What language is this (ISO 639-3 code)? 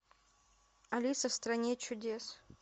rus